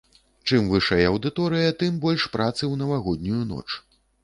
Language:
Belarusian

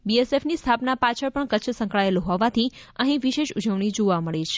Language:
Gujarati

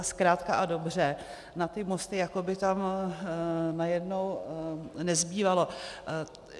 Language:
Czech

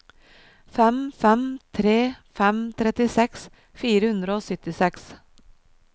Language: Norwegian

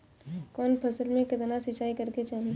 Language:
Bhojpuri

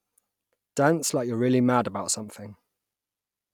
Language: English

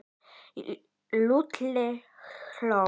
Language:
Icelandic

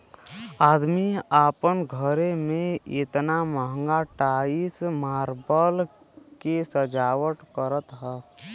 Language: Bhojpuri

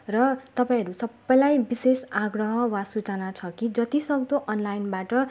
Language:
Nepali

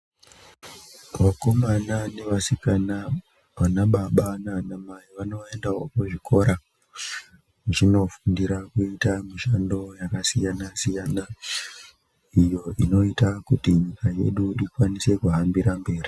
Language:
Ndau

